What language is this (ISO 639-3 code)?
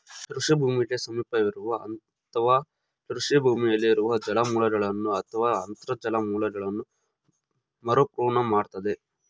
kan